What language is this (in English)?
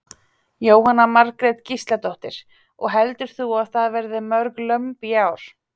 Icelandic